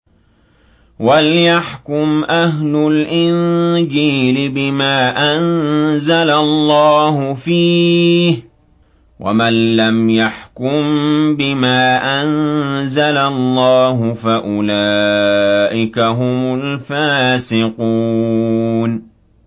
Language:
Arabic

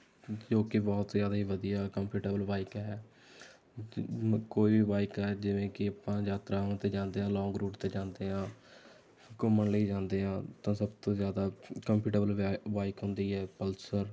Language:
Punjabi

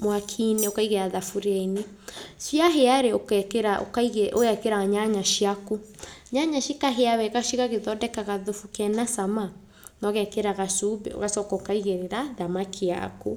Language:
Kikuyu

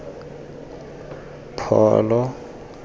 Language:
Tswana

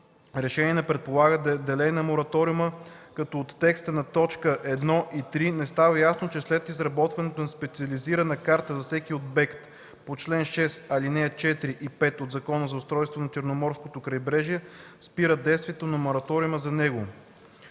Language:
Bulgarian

